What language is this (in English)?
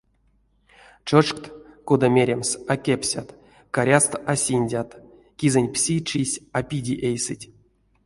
Erzya